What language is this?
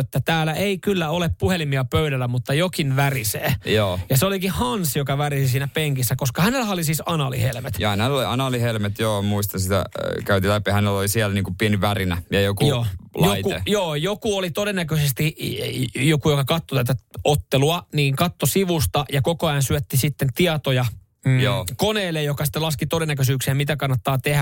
Finnish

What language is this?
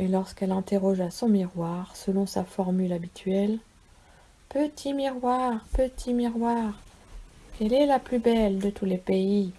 French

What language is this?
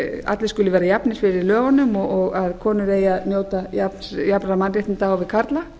Icelandic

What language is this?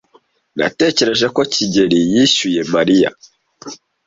Kinyarwanda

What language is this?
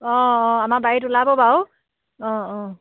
Assamese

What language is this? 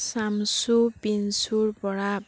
Assamese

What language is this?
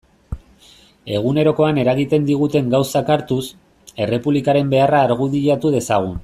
Basque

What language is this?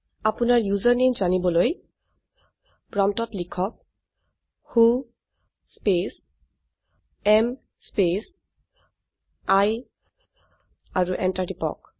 Assamese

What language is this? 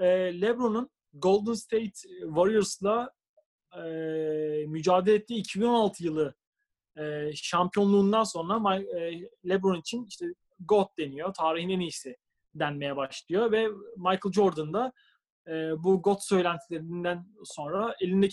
Turkish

